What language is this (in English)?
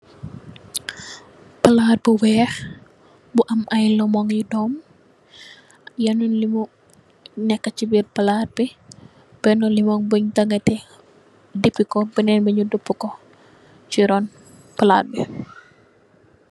Wolof